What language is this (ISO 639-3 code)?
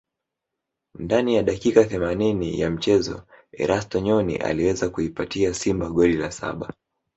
swa